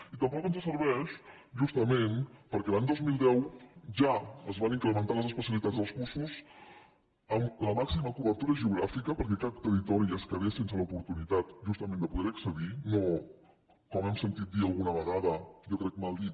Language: Catalan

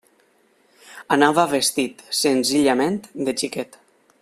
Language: Catalan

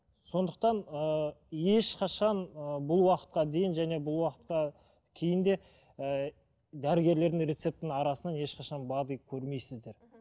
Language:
Kazakh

